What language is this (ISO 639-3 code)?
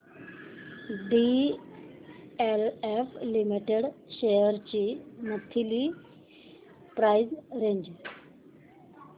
mar